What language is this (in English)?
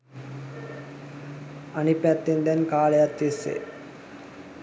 Sinhala